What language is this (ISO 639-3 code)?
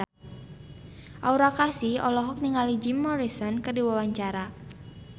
sun